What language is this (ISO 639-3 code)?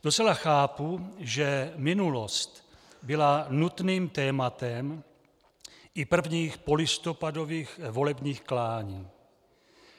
ces